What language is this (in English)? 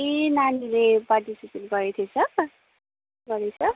Nepali